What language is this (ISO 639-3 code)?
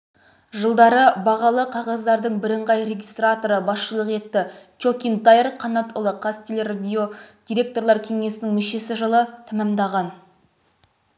kaz